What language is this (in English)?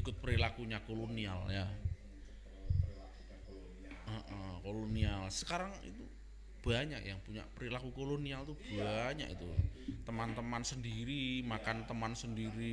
Indonesian